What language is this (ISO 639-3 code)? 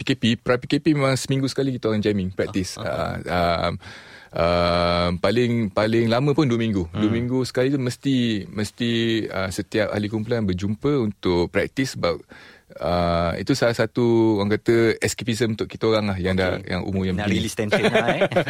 msa